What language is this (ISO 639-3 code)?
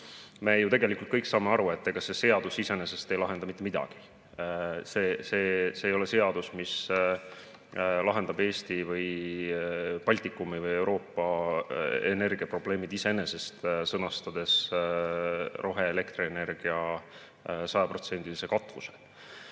est